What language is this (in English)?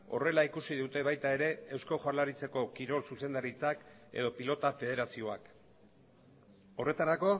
Basque